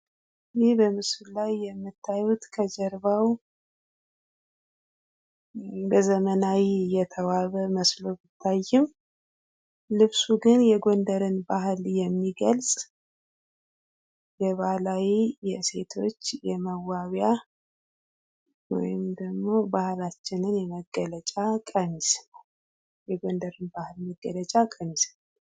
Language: Amharic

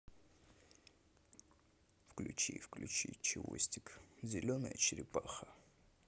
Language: Russian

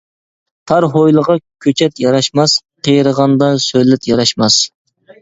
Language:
Uyghur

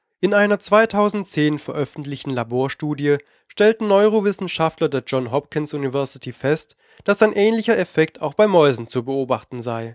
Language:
German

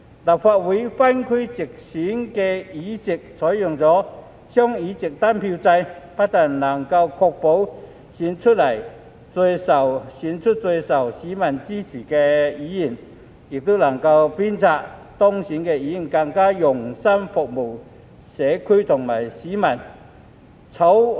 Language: Cantonese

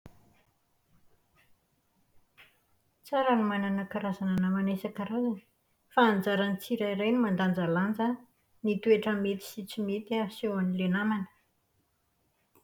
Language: Malagasy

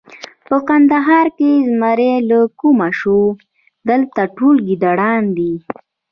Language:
Pashto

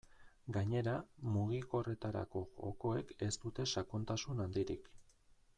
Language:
Basque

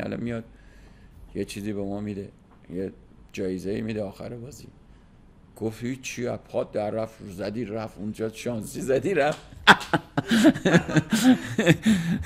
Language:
Persian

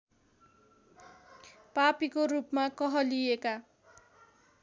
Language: Nepali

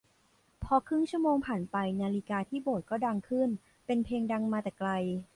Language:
Thai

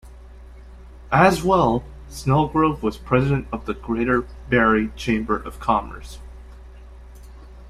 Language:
English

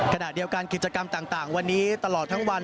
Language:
Thai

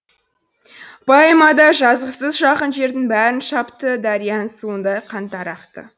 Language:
Kazakh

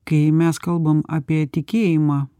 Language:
Lithuanian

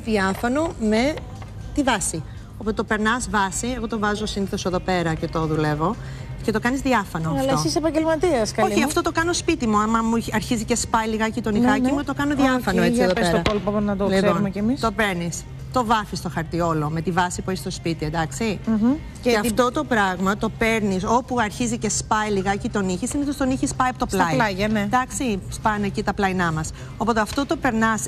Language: Greek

